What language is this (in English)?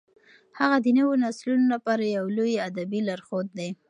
Pashto